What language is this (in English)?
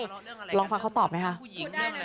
Thai